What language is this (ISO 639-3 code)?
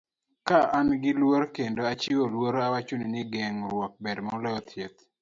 luo